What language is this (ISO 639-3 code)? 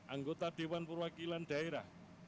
ind